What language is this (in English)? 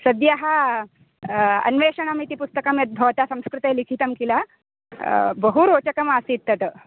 Sanskrit